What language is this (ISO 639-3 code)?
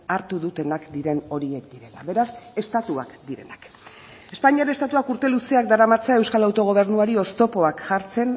eus